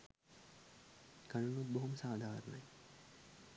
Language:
Sinhala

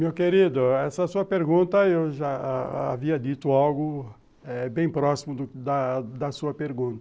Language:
Portuguese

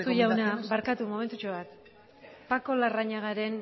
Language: Basque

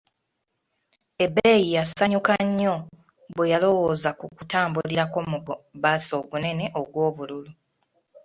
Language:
Ganda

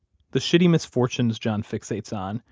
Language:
English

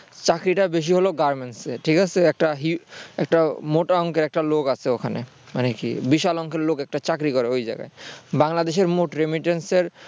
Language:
Bangla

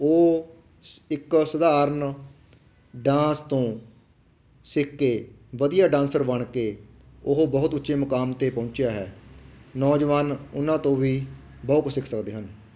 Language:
Punjabi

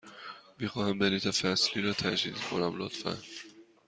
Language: Persian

